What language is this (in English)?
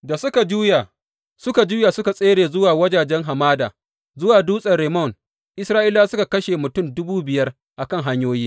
Hausa